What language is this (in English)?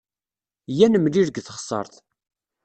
Kabyle